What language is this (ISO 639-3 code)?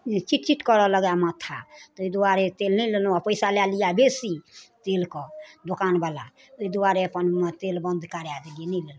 mai